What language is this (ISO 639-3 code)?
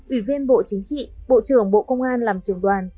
vie